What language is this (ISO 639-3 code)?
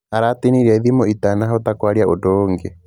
kik